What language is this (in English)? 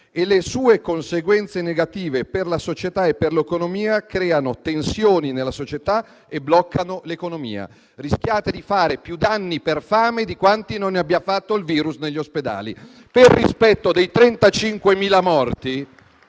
Italian